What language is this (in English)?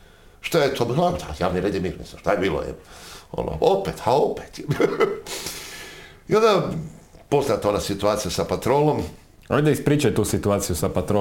Croatian